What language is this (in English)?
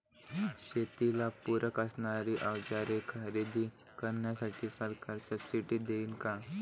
Marathi